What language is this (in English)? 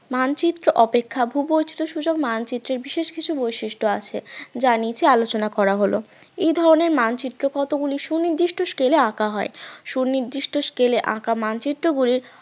Bangla